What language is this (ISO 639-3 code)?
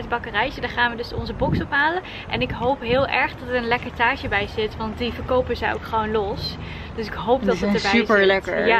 nld